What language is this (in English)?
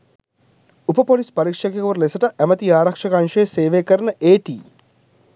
Sinhala